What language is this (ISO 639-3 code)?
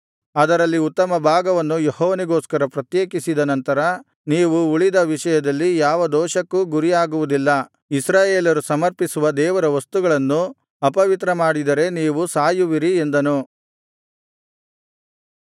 kan